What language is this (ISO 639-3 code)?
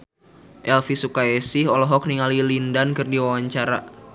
sun